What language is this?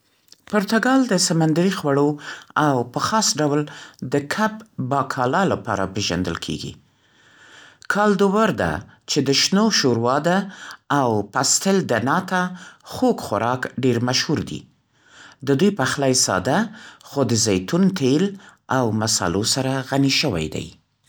Central Pashto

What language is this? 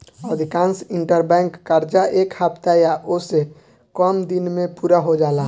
Bhojpuri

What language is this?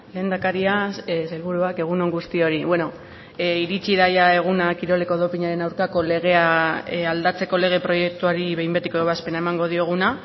Basque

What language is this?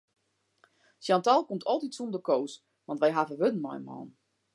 Western Frisian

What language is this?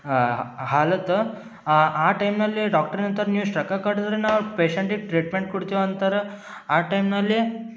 Kannada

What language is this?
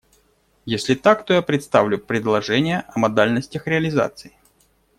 Russian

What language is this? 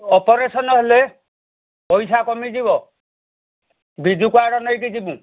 Odia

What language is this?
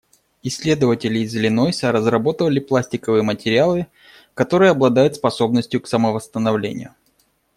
Russian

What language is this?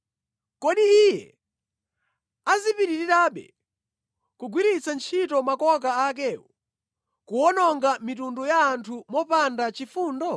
Nyanja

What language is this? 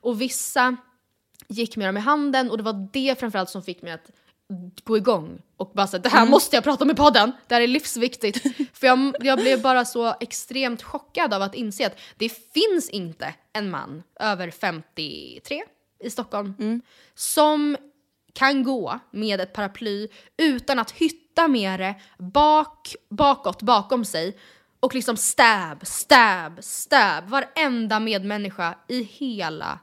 Swedish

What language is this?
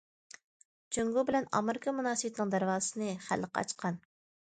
Uyghur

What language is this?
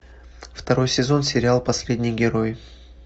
Russian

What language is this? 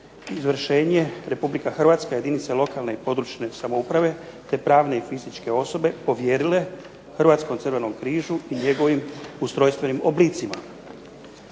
Croatian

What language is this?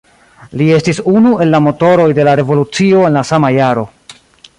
Esperanto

